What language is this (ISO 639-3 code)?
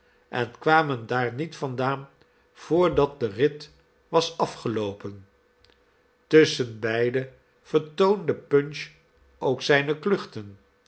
nld